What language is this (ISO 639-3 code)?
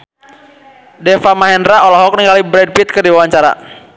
sun